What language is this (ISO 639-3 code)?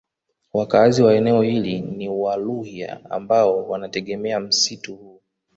swa